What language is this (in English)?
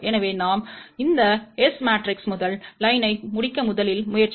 Tamil